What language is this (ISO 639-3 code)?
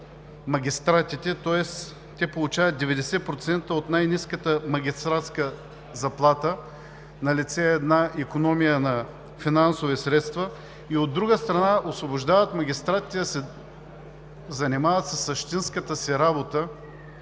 bul